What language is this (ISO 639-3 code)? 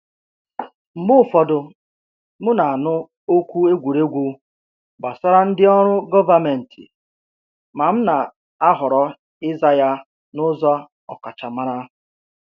ibo